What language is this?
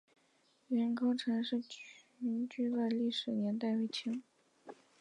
Chinese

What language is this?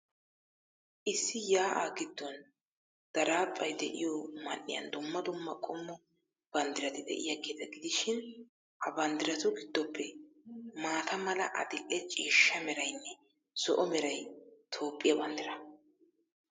Wolaytta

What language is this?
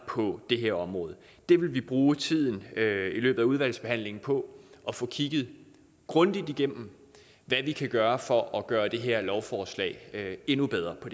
Danish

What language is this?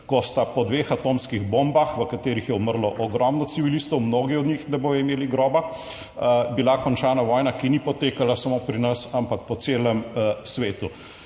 Slovenian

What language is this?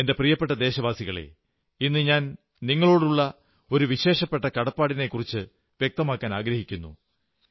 Malayalam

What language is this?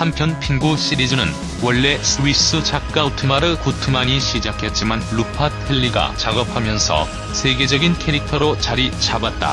Korean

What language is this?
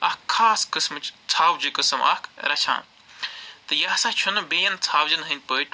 Kashmiri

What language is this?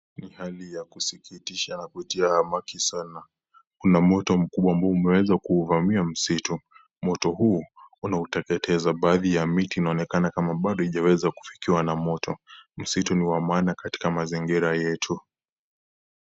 Swahili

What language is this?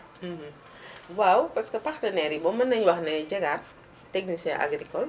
Wolof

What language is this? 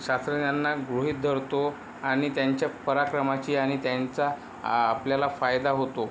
Marathi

